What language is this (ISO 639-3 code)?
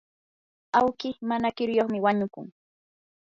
qur